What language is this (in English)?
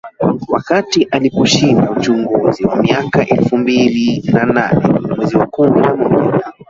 Swahili